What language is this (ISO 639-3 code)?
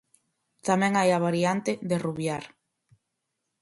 glg